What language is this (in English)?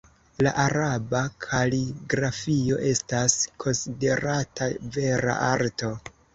Esperanto